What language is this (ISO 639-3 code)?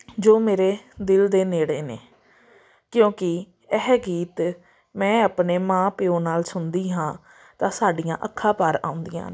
pan